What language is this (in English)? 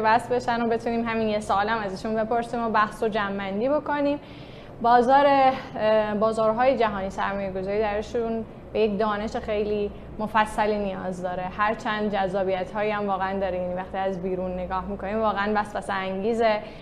Persian